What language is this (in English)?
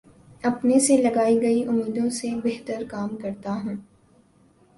Urdu